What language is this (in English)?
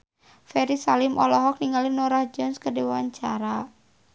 Sundanese